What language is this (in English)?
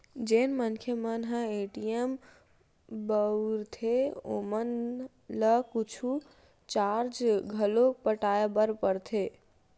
Chhattisgarhi